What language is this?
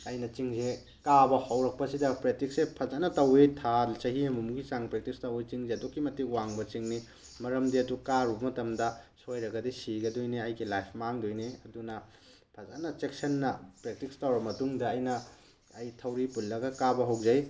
Manipuri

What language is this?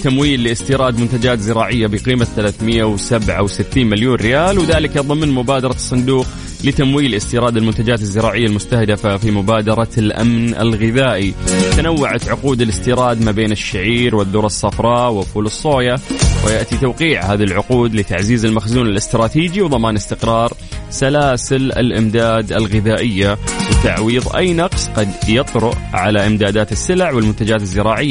Arabic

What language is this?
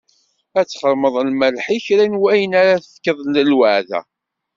Kabyle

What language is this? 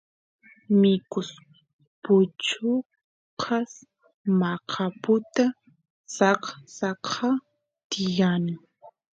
Santiago del Estero Quichua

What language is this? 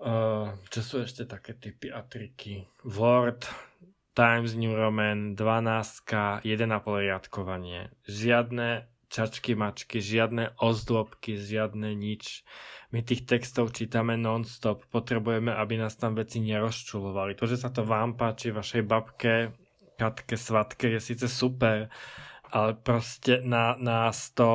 Slovak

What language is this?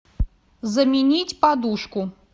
Russian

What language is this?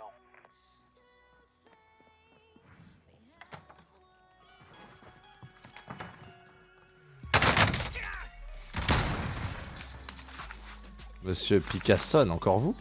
French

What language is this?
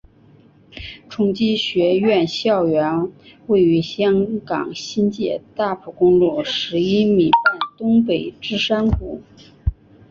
Chinese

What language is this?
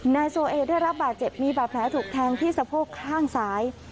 Thai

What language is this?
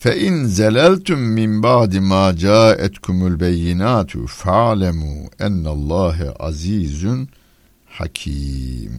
Turkish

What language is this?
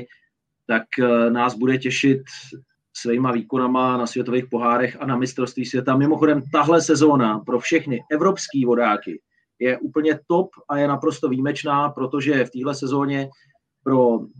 Czech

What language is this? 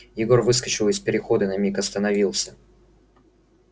Russian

